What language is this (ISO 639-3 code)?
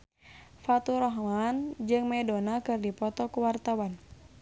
sun